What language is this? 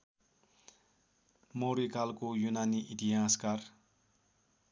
Nepali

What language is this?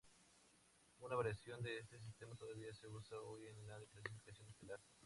Spanish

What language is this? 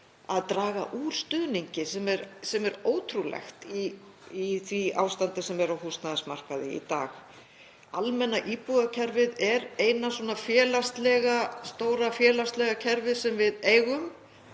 Icelandic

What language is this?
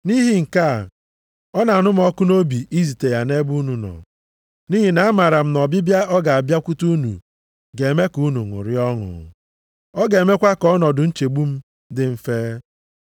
Igbo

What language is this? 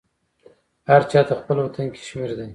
Pashto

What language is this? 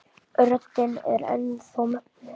Icelandic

